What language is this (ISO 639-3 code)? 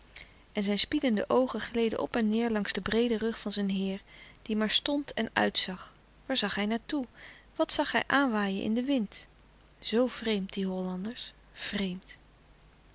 nld